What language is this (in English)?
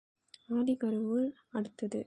Tamil